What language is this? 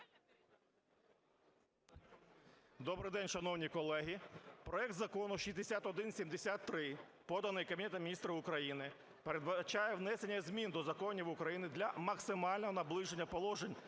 Ukrainian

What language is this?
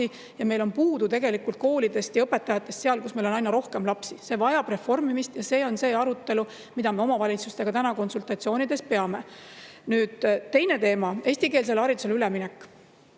Estonian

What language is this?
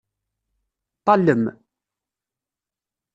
Kabyle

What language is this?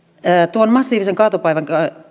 Finnish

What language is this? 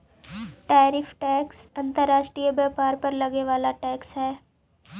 Magahi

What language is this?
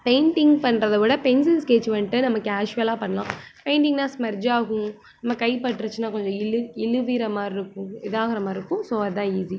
Tamil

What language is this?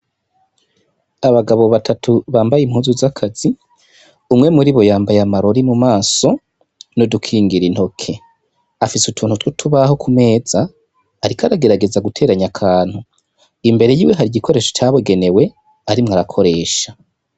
Rundi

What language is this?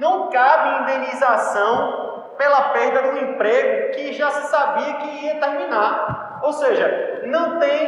Portuguese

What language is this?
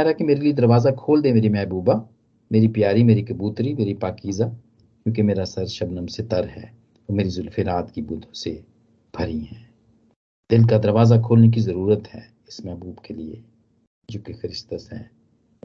Hindi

